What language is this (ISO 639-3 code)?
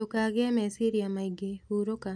kik